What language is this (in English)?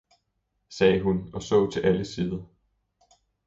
Danish